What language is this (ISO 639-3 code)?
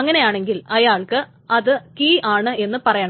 mal